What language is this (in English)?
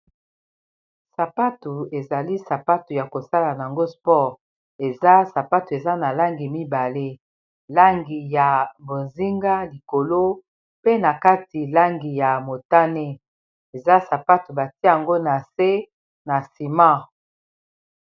Lingala